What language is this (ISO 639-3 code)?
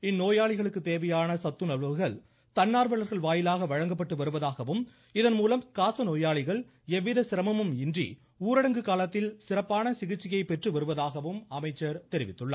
tam